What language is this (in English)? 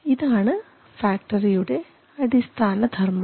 Malayalam